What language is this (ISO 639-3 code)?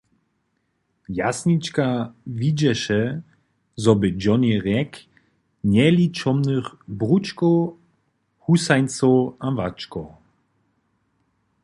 hsb